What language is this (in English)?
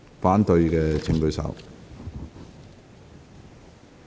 Cantonese